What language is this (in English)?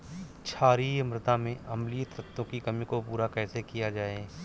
Hindi